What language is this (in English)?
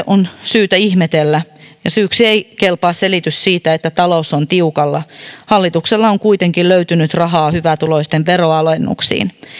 Finnish